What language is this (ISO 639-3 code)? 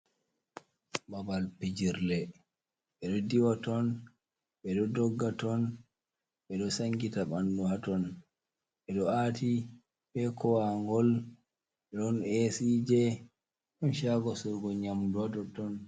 ful